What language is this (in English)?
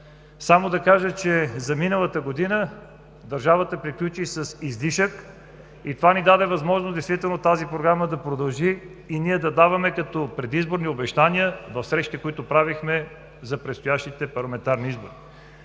Bulgarian